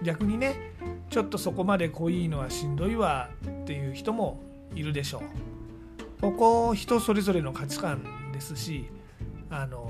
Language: Japanese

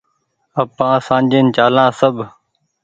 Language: Goaria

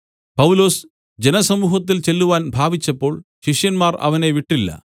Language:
Malayalam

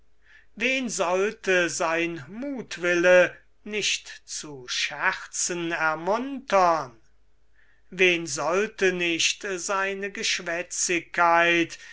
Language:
German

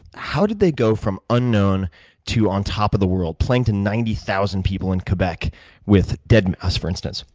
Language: English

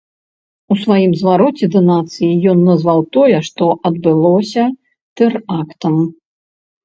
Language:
Belarusian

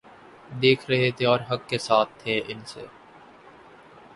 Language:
Urdu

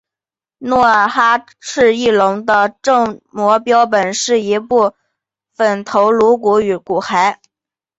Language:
Chinese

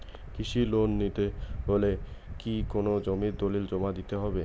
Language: Bangla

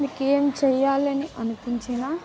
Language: Telugu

